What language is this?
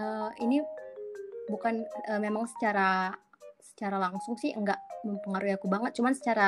Indonesian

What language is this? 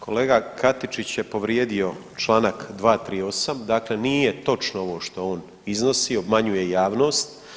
Croatian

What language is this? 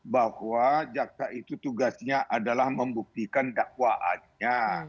Indonesian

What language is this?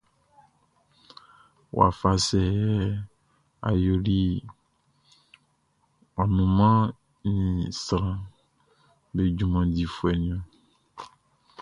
Baoulé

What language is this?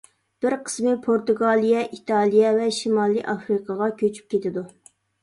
Uyghur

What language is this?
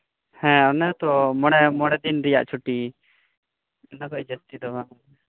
Santali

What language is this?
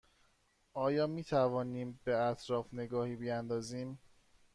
Persian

